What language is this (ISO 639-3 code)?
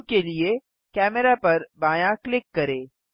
hin